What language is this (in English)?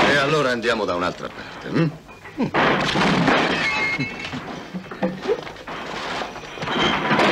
Italian